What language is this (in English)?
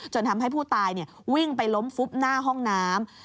Thai